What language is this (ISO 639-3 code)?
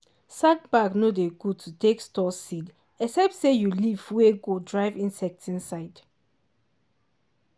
pcm